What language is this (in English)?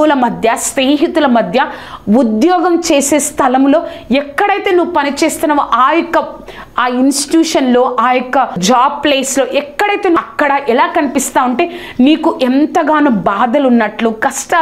Telugu